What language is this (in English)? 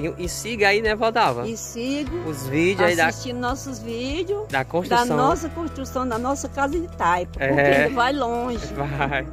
Portuguese